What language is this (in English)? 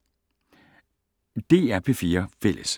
Danish